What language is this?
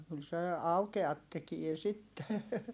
Finnish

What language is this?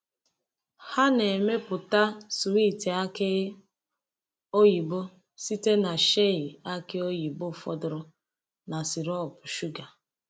Igbo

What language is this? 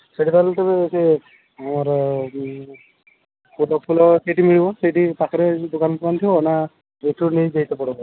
Odia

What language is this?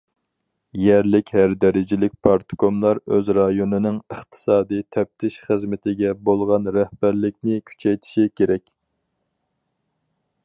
Uyghur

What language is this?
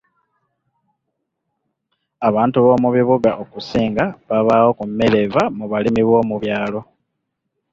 Ganda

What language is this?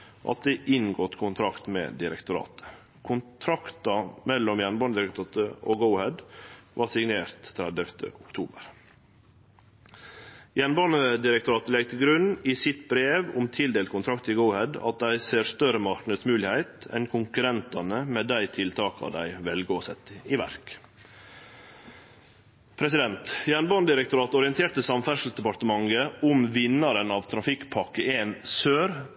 Norwegian Nynorsk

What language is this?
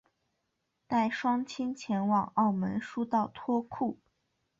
Chinese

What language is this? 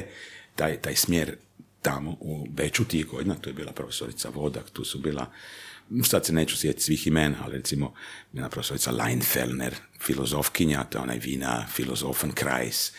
Croatian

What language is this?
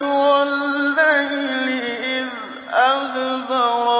Arabic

